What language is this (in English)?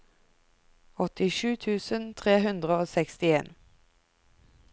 Norwegian